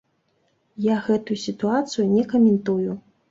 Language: Belarusian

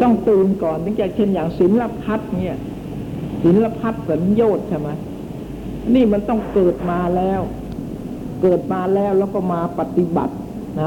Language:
Thai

